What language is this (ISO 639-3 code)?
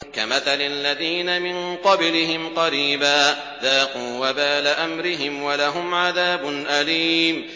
ara